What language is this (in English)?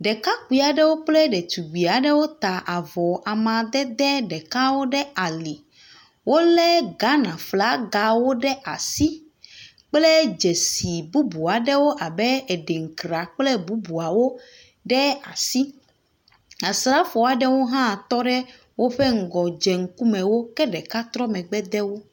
Ewe